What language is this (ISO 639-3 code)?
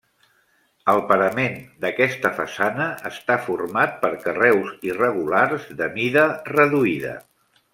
cat